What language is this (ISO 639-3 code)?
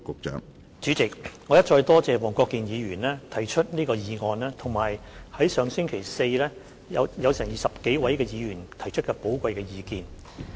yue